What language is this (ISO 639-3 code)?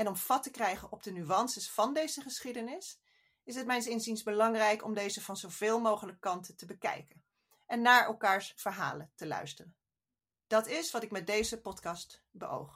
nld